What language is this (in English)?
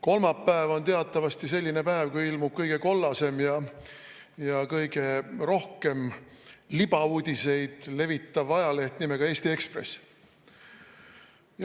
Estonian